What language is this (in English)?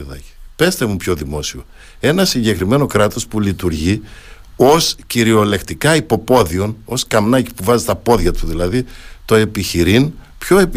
Greek